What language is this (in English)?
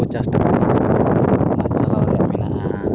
Santali